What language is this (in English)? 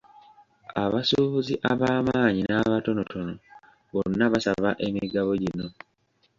Ganda